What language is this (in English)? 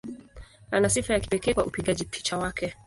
Swahili